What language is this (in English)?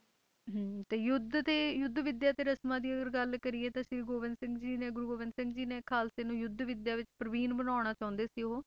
Punjabi